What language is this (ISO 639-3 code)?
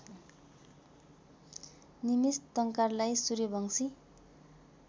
nep